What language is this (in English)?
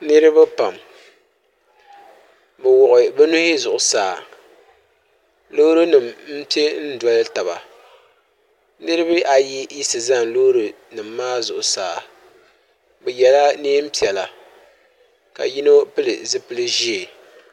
Dagbani